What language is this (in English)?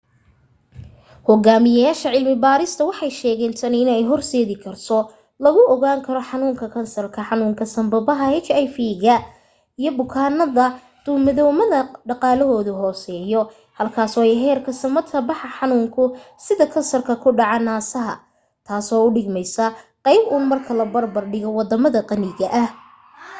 Somali